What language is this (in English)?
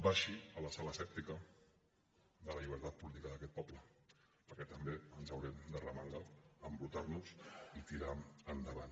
Catalan